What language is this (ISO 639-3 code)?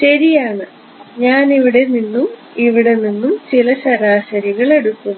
mal